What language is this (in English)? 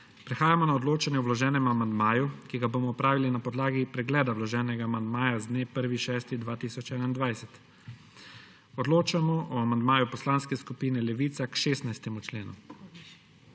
Slovenian